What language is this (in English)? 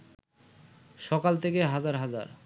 Bangla